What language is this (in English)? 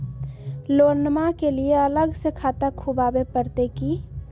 Magahi